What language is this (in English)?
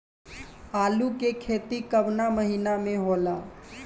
Bhojpuri